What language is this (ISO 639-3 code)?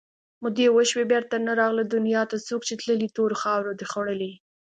pus